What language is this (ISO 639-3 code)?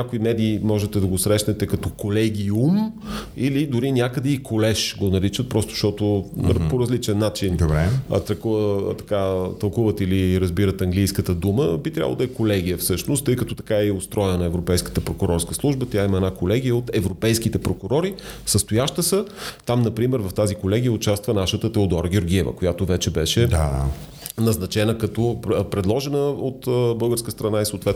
bul